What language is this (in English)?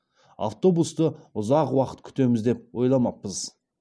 Kazakh